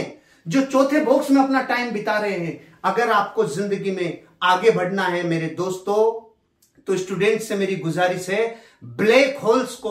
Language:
Hindi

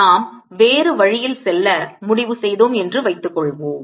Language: Tamil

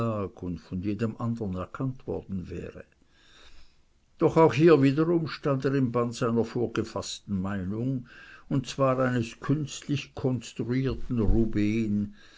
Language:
German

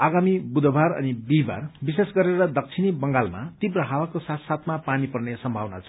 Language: Nepali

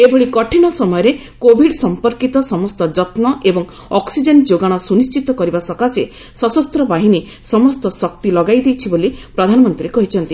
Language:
Odia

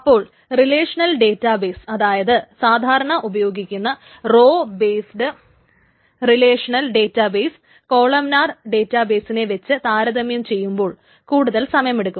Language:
Malayalam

